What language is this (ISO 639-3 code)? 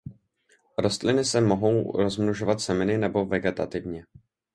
ces